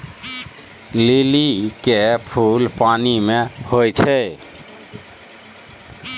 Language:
Maithili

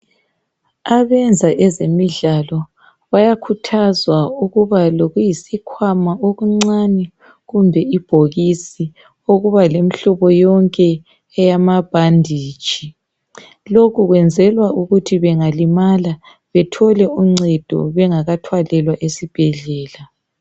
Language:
North Ndebele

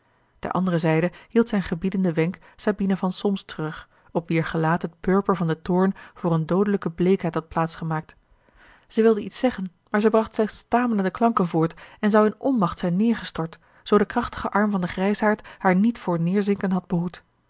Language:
Dutch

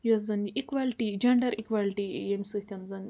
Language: Kashmiri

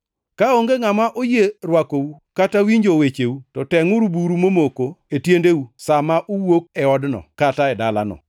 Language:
Luo (Kenya and Tanzania)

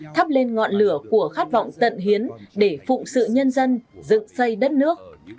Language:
Vietnamese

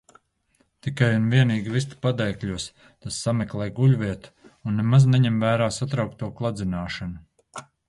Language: Latvian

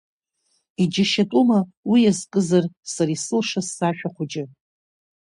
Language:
Abkhazian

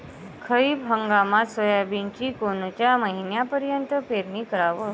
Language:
Marathi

